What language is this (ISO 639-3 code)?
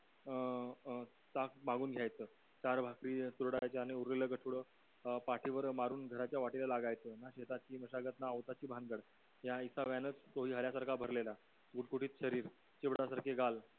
mar